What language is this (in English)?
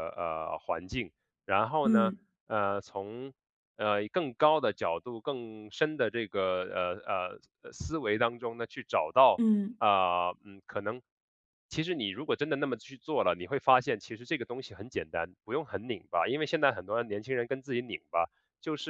Chinese